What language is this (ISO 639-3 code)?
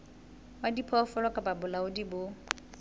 sot